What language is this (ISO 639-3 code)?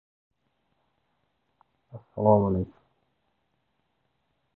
uzb